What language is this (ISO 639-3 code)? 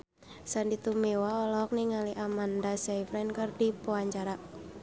sun